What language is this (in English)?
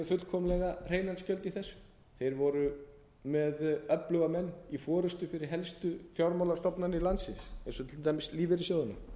Icelandic